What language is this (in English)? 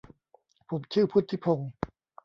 Thai